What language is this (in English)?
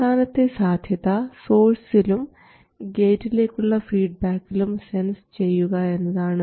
Malayalam